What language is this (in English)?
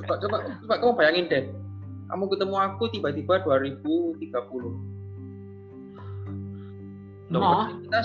Indonesian